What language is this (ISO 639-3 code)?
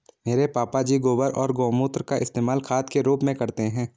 hin